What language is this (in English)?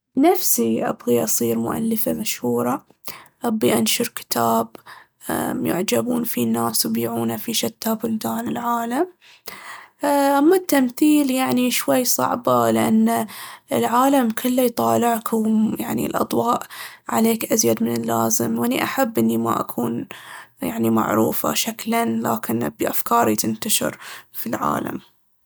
Baharna Arabic